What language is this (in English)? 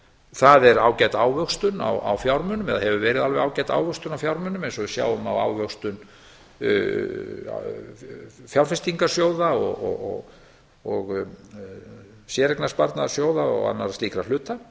Icelandic